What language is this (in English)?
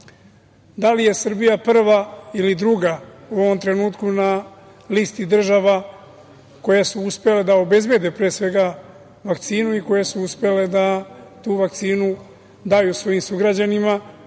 Serbian